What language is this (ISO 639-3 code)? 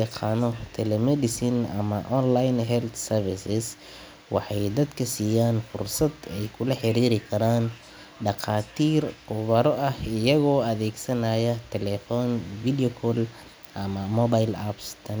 som